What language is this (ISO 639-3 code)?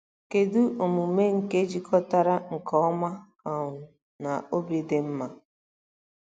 ibo